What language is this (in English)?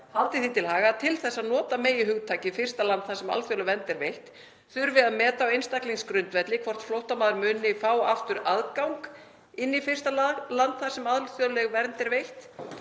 Icelandic